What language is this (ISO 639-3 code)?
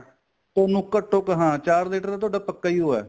pan